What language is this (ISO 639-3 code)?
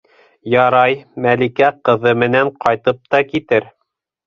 bak